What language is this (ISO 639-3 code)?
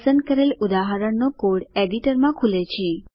guj